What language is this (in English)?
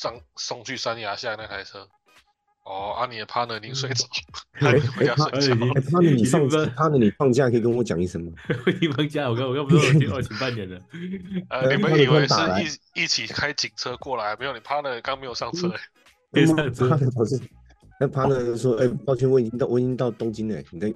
Chinese